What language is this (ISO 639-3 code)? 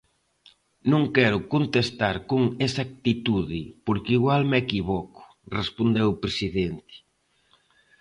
glg